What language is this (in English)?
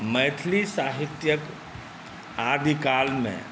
Maithili